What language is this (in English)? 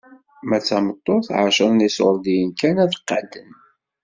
Kabyle